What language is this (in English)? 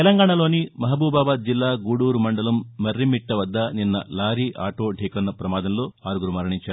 Telugu